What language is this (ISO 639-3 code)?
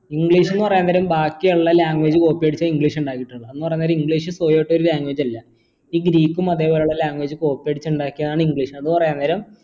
mal